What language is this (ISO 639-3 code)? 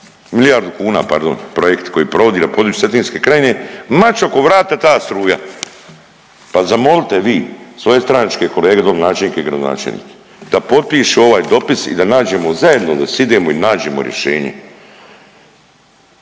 hrv